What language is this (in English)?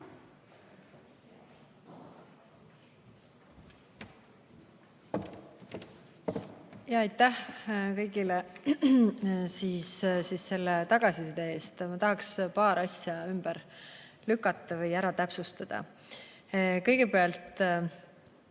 Estonian